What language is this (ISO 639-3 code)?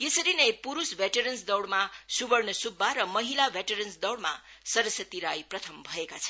nep